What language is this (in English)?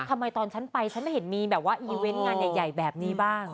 Thai